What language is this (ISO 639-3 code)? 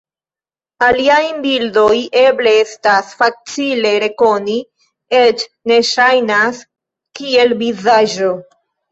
epo